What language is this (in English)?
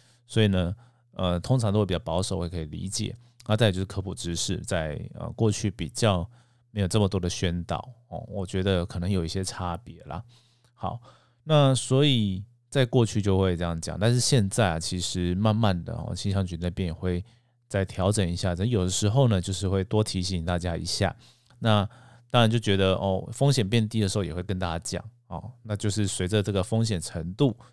Chinese